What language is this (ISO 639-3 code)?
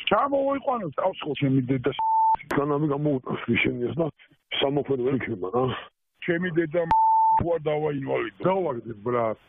ron